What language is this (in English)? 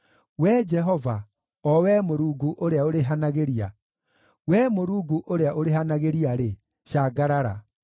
Kikuyu